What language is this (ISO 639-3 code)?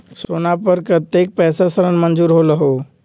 mag